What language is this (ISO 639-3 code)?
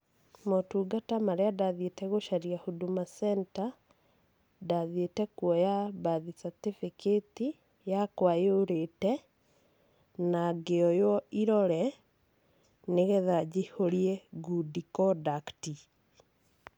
kik